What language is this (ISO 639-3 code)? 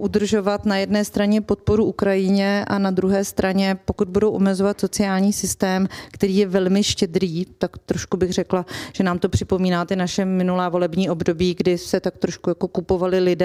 ces